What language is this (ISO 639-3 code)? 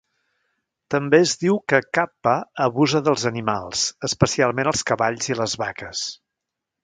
cat